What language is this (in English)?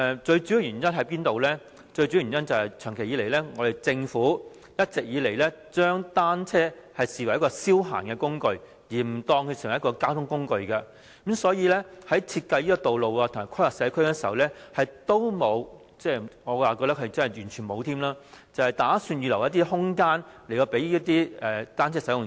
Cantonese